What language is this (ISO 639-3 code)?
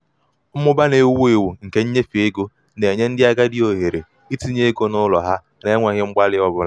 ibo